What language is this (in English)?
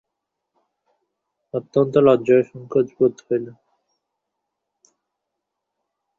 Bangla